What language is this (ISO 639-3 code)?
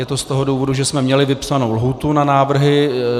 ces